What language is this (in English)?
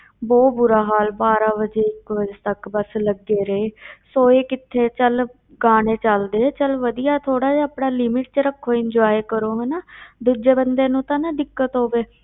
Punjabi